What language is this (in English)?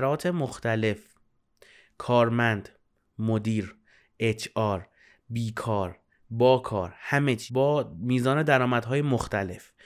Persian